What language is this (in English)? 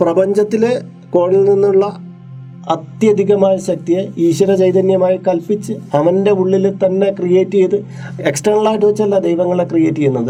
Malayalam